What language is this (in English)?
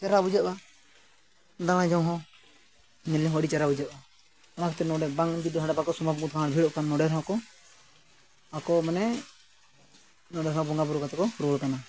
Santali